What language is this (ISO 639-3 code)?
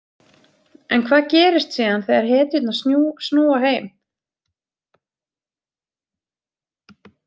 isl